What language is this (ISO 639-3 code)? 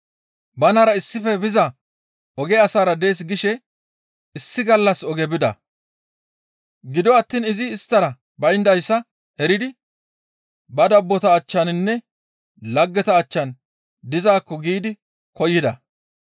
gmv